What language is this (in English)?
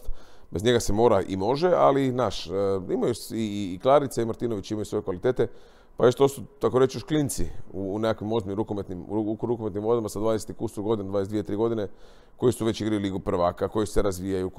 Croatian